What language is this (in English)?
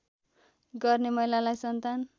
Nepali